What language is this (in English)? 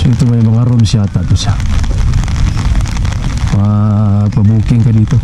Filipino